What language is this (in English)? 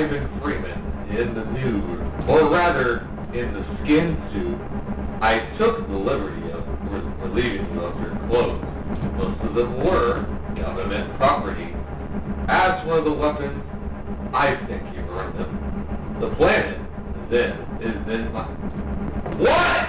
English